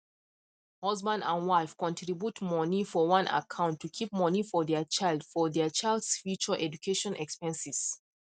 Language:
Nigerian Pidgin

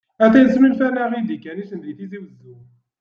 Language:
Kabyle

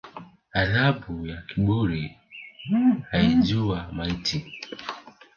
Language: Swahili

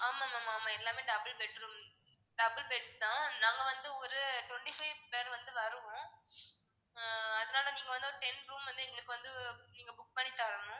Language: Tamil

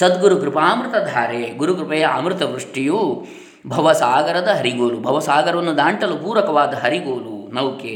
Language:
Kannada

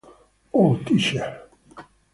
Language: Italian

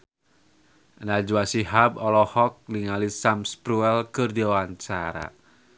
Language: Sundanese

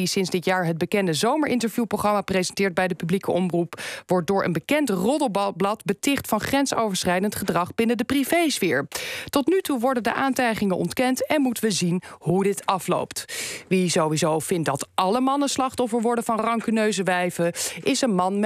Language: Dutch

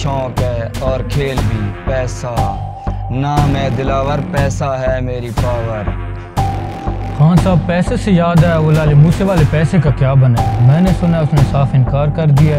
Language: Turkish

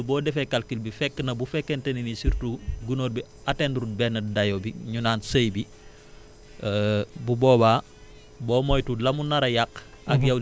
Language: Wolof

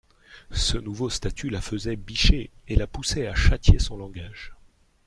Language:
French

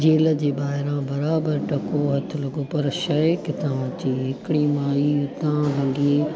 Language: Sindhi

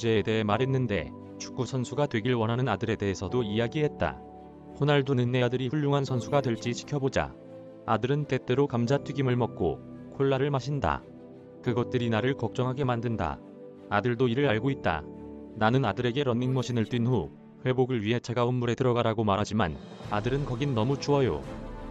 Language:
Korean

